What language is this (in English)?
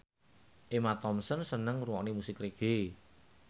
Javanese